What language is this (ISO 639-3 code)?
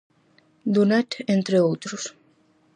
glg